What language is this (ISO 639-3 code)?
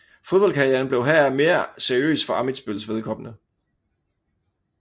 dan